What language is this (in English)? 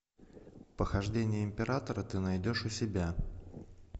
Russian